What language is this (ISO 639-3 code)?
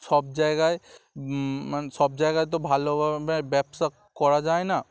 ben